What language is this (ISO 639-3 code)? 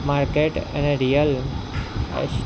guj